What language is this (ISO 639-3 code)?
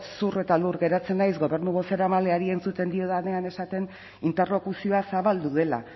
eus